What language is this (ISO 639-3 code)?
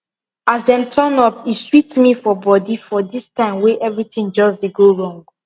pcm